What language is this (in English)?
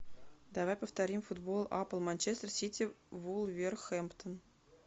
Russian